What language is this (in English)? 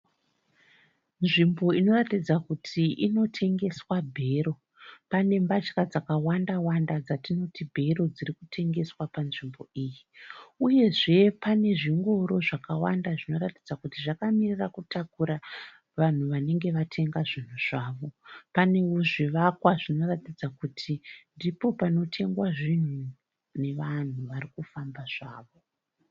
Shona